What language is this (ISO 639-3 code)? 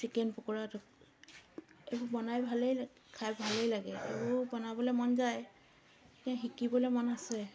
asm